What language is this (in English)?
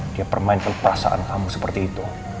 Indonesian